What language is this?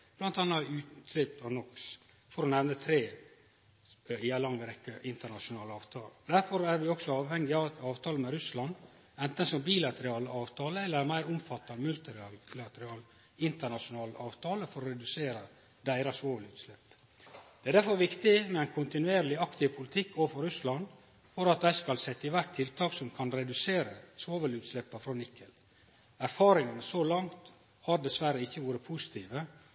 Norwegian Nynorsk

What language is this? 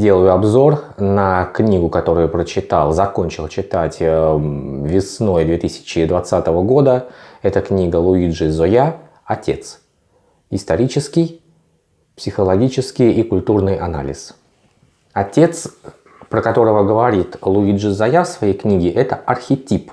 Russian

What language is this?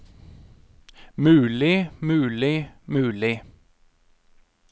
Norwegian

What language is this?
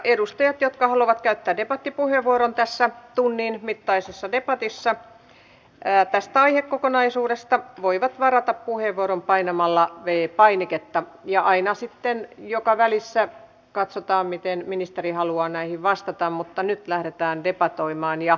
Finnish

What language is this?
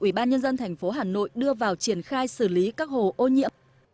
Vietnamese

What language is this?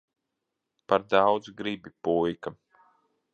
Latvian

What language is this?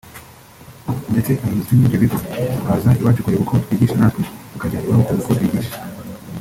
Kinyarwanda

